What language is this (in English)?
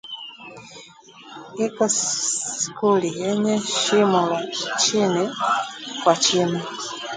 Swahili